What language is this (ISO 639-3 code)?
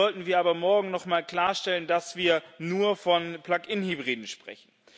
deu